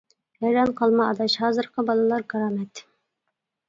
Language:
Uyghur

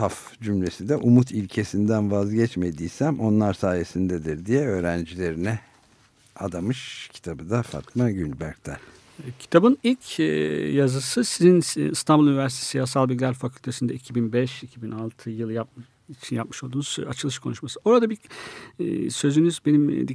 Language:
Turkish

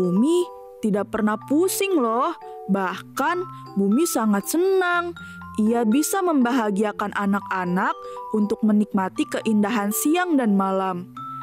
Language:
Indonesian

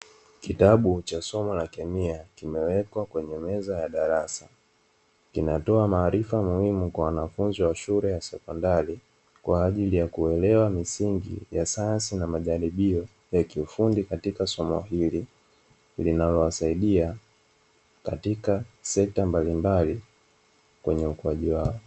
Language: Swahili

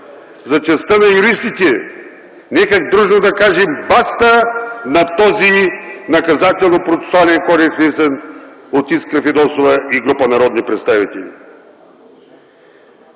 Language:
Bulgarian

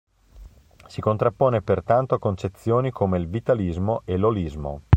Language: Italian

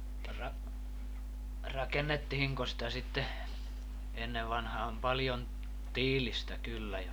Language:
Finnish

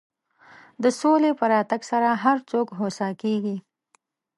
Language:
Pashto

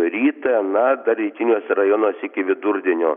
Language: Lithuanian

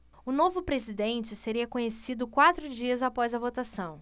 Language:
Portuguese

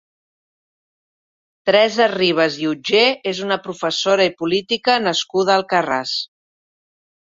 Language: Catalan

